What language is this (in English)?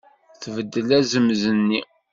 Kabyle